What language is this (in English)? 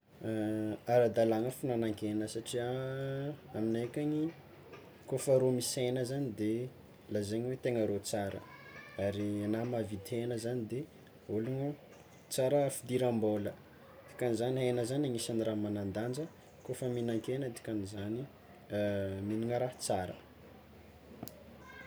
Tsimihety Malagasy